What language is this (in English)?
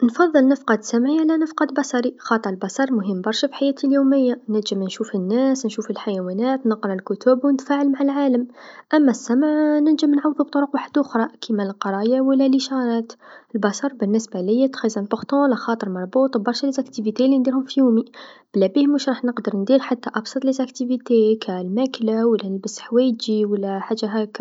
Tunisian Arabic